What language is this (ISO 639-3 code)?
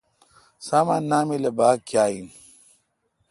xka